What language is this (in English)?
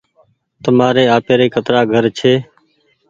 Goaria